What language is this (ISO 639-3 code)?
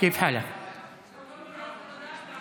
heb